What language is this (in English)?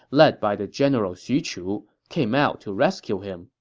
English